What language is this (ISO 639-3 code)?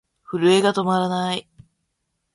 jpn